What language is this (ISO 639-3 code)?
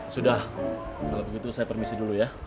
ind